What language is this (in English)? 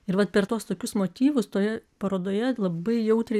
Lithuanian